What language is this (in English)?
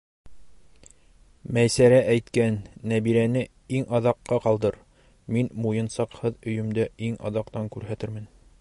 Bashkir